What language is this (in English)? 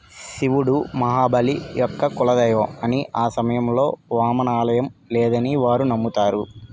Telugu